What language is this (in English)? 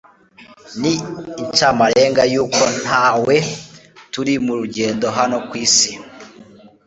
Kinyarwanda